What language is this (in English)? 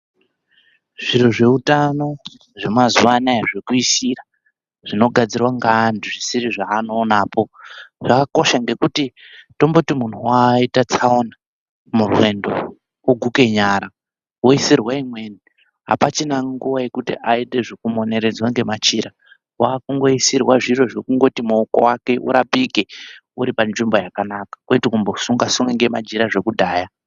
Ndau